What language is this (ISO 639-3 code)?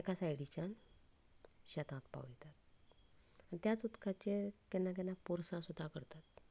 kok